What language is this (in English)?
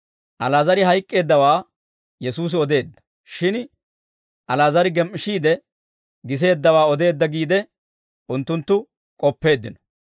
Dawro